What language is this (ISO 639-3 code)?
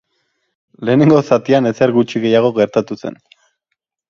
eus